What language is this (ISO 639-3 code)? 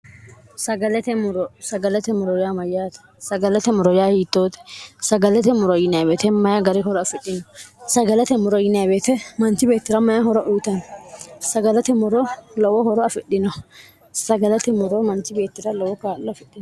sid